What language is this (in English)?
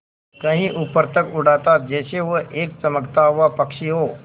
Hindi